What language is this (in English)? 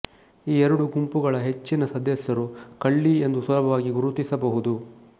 Kannada